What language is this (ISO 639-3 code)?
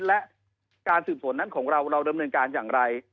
tha